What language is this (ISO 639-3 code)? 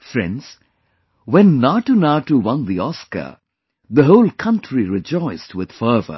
eng